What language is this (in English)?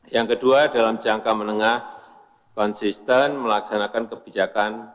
Indonesian